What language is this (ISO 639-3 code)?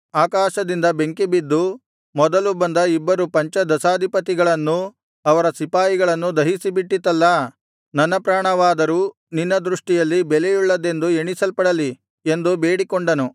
kan